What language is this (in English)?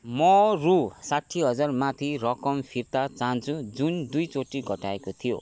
Nepali